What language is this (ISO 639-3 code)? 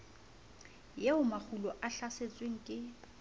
sot